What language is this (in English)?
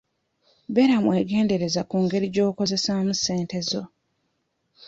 Ganda